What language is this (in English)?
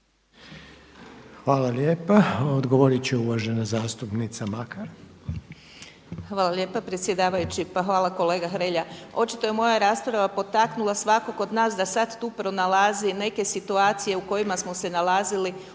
Croatian